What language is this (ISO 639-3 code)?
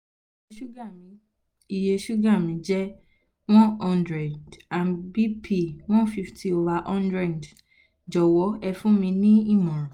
yor